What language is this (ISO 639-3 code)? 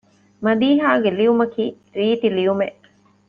div